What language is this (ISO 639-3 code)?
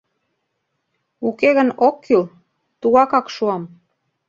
chm